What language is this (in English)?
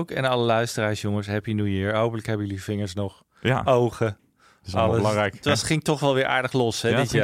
Dutch